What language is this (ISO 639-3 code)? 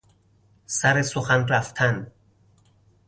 fas